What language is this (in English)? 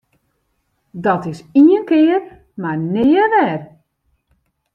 Western Frisian